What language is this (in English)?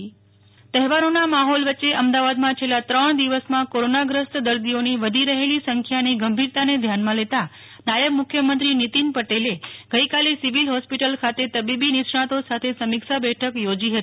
Gujarati